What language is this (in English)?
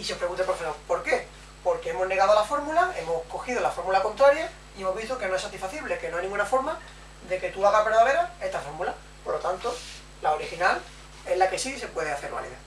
Spanish